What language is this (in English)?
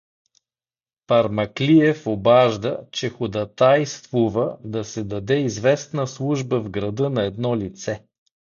Bulgarian